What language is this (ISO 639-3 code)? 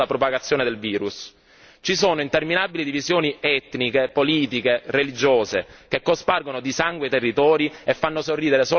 ita